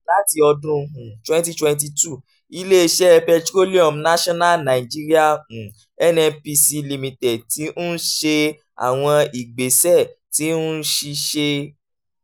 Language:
Yoruba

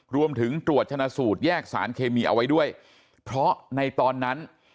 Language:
Thai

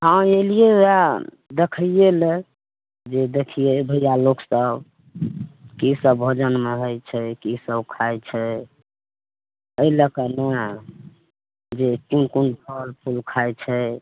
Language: Maithili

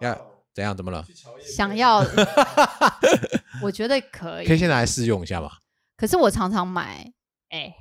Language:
Chinese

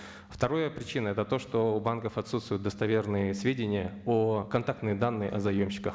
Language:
Kazakh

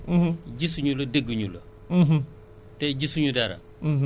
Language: Wolof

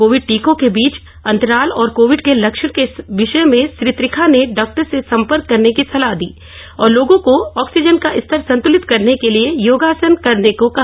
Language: Hindi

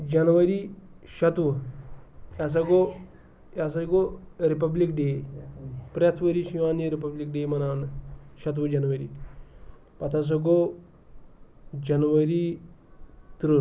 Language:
Kashmiri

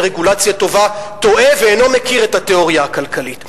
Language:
Hebrew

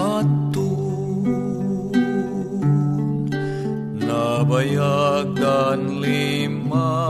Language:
Filipino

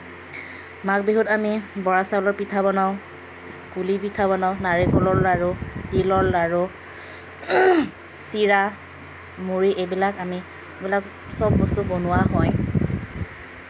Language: Assamese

